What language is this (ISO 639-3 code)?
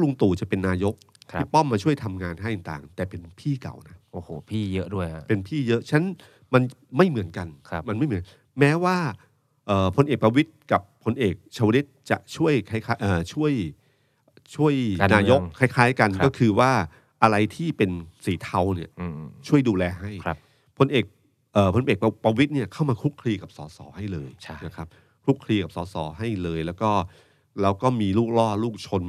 tha